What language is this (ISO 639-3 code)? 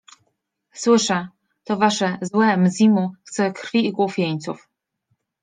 pol